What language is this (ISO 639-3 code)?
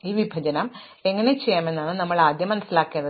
mal